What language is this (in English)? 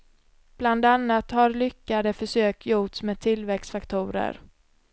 Swedish